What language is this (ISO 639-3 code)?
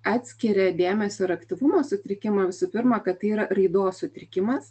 lit